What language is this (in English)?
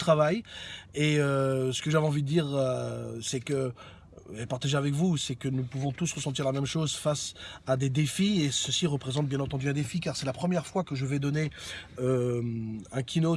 French